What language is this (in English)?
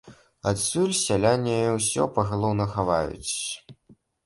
Belarusian